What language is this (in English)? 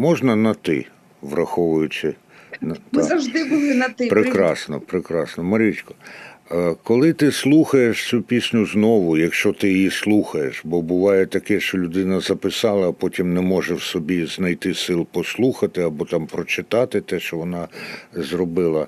Ukrainian